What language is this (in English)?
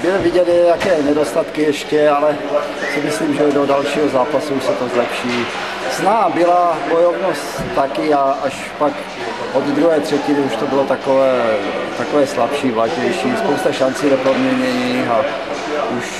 Czech